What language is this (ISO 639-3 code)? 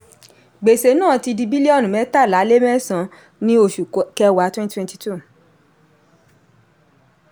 yor